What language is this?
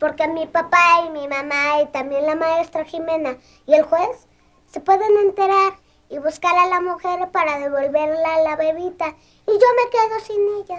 Spanish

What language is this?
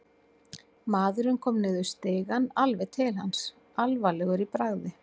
Icelandic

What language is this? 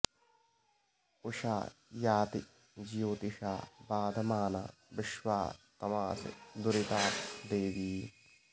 Sanskrit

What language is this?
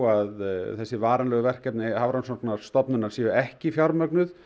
Icelandic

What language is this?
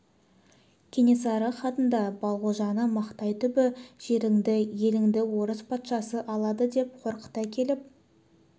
Kazakh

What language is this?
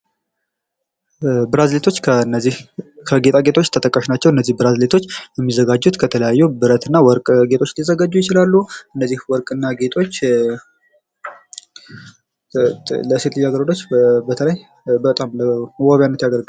Amharic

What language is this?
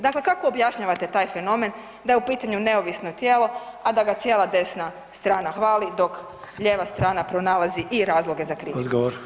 Croatian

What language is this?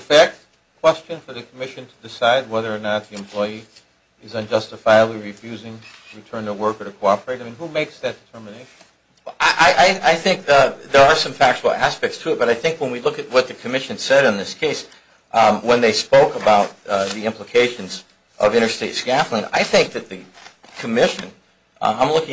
English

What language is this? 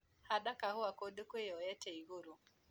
Kikuyu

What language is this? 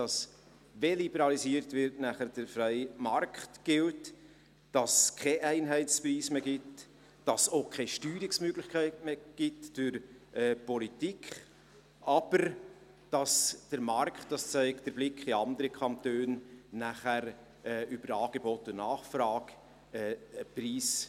Swiss German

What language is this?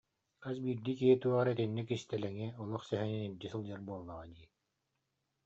Yakut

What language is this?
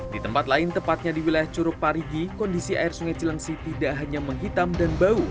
Indonesian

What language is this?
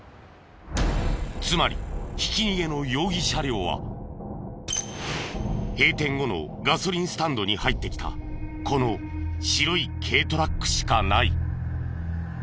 Japanese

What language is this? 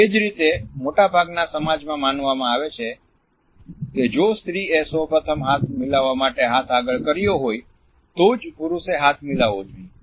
Gujarati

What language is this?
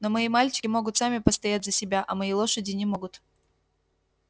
Russian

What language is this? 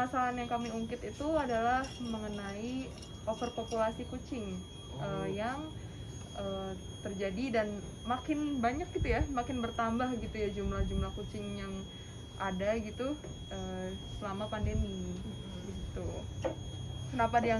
Indonesian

